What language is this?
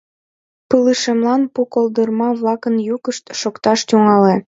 Mari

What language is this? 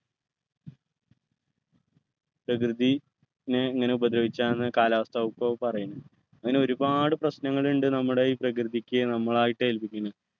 Malayalam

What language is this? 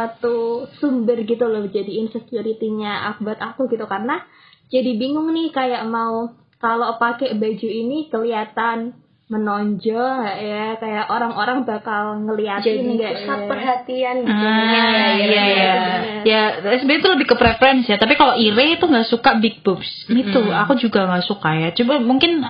Indonesian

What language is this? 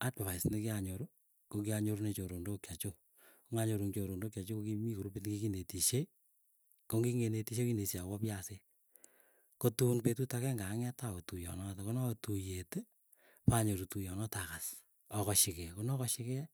Keiyo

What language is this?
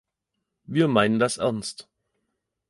German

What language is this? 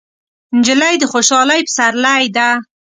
Pashto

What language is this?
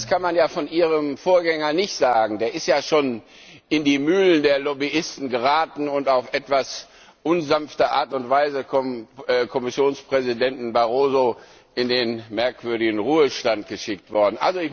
German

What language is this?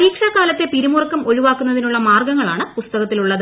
Malayalam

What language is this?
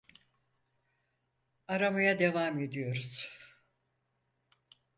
Turkish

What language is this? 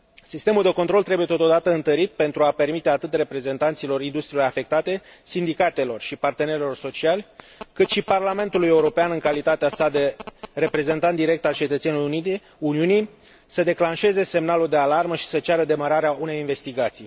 Romanian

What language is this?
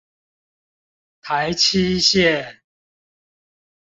Chinese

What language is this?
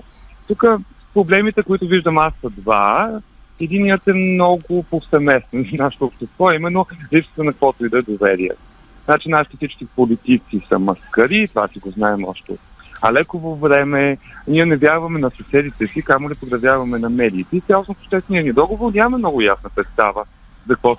Bulgarian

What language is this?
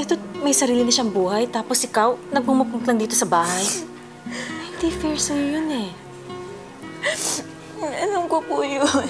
Filipino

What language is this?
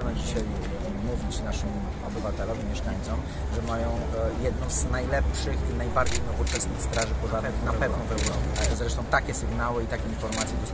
Polish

